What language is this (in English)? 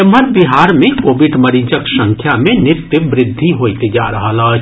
Maithili